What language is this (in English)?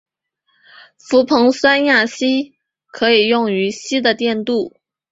Chinese